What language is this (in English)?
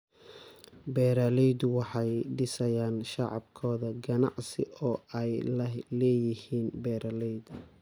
Somali